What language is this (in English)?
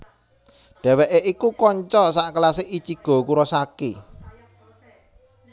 Javanese